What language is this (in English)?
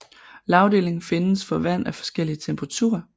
Danish